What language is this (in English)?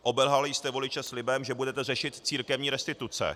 Czech